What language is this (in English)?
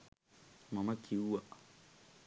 Sinhala